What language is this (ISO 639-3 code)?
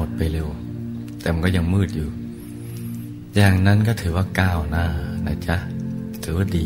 tha